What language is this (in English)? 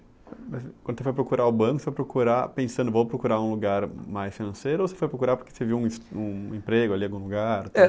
Portuguese